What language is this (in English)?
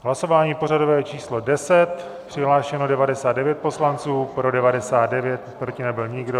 Czech